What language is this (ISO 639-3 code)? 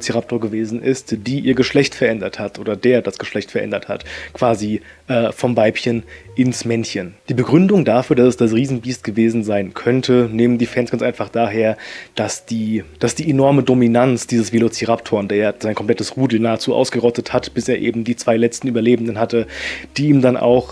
deu